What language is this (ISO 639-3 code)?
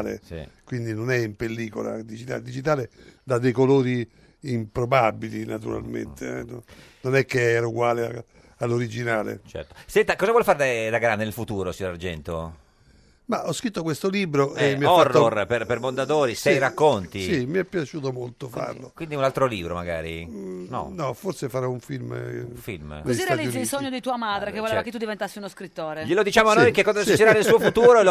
ita